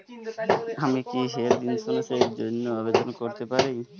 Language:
Bangla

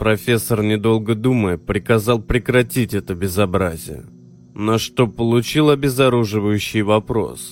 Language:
Russian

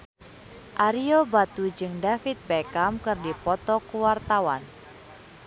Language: Sundanese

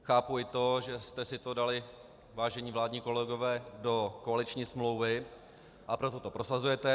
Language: Czech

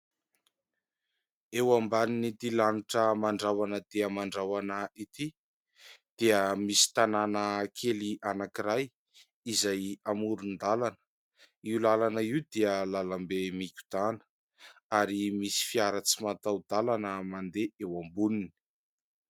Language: Malagasy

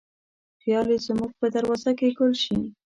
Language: Pashto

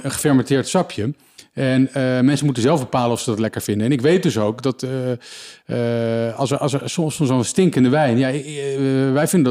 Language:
Dutch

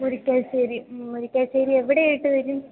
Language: Malayalam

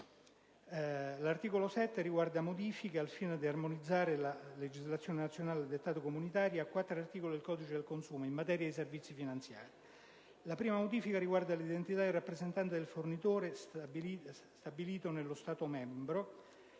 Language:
Italian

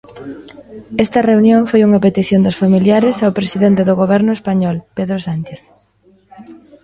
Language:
Galician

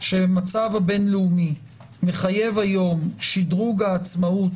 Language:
Hebrew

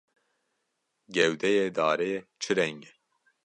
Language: Kurdish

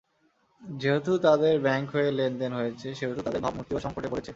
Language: Bangla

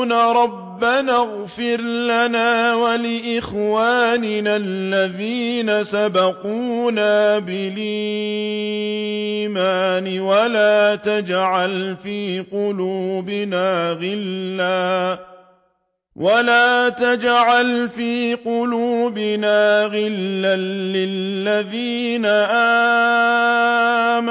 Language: Arabic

